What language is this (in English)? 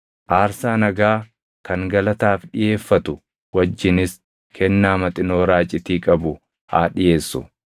Oromo